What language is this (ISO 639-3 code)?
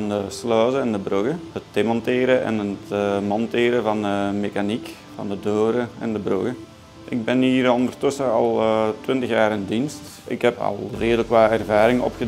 nld